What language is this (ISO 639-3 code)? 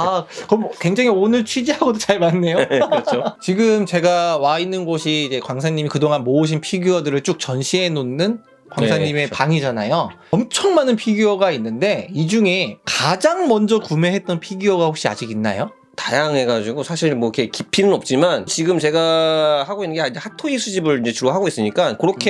kor